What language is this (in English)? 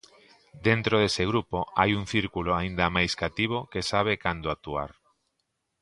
Galician